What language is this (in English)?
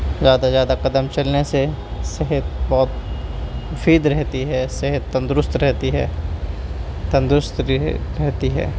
Urdu